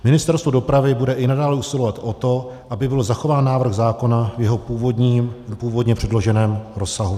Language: Czech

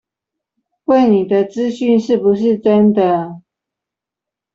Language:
Chinese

